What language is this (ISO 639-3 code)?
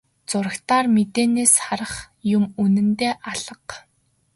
mon